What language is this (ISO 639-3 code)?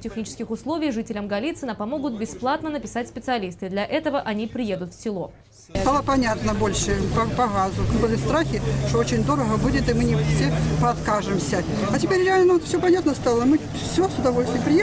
rus